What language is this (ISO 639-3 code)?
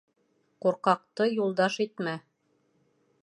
bak